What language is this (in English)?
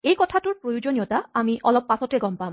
Assamese